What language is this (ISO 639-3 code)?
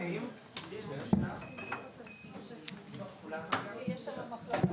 heb